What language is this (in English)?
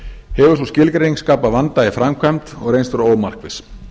Icelandic